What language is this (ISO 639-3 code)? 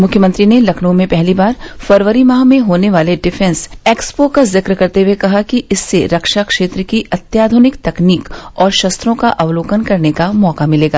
hin